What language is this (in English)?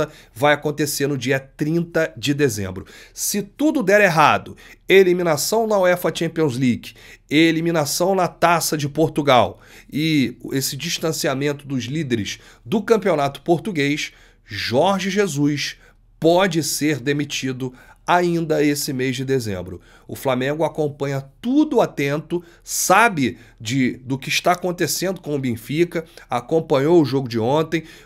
Portuguese